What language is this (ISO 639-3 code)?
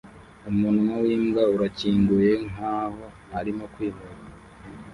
kin